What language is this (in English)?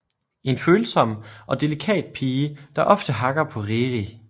Danish